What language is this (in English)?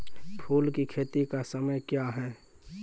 Maithili